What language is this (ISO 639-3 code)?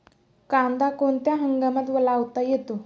mar